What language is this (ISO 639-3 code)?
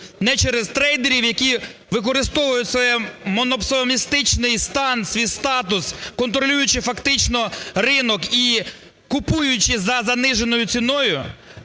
ukr